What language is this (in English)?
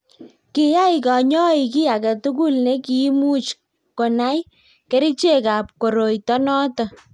Kalenjin